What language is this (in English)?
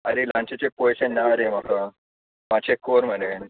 Konkani